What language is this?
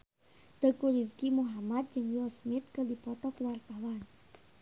Sundanese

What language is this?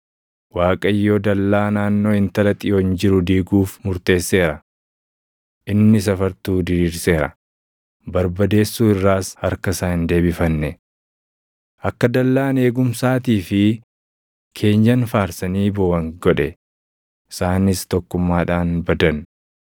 Oromo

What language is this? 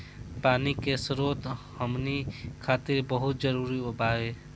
Bhojpuri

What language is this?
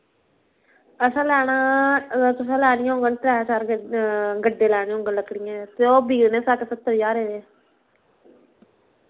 Dogri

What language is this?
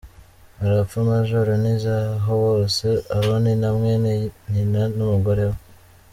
Kinyarwanda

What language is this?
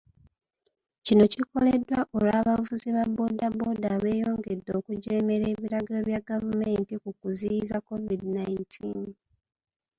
Ganda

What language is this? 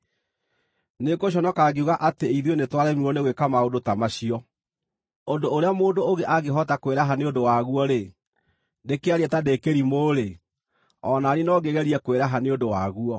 Kikuyu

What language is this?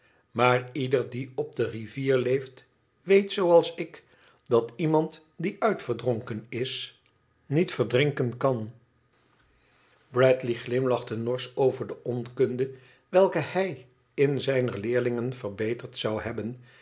Dutch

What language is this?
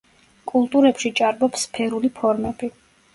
Georgian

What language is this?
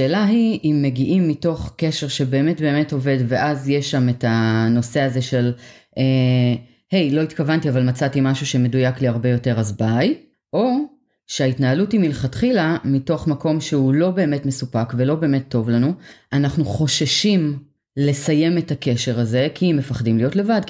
Hebrew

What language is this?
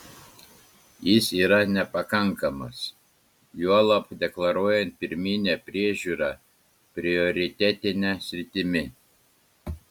Lithuanian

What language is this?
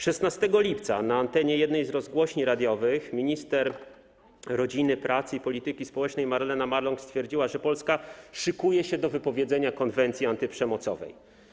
Polish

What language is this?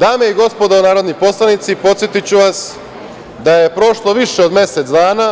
Serbian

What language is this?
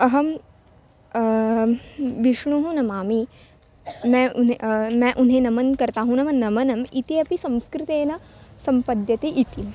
Sanskrit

